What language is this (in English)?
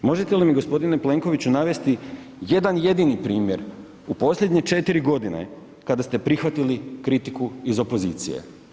Croatian